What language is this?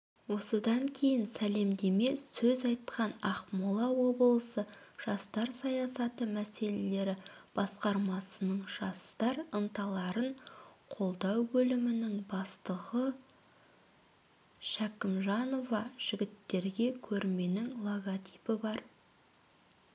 Kazakh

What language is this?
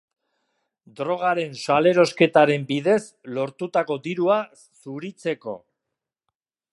Basque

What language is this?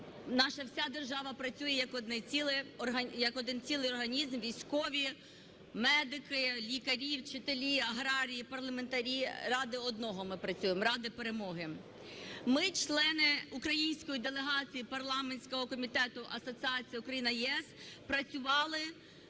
Ukrainian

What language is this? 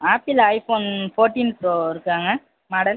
Tamil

